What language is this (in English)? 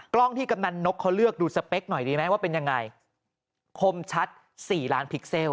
Thai